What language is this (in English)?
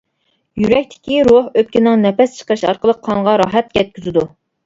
Uyghur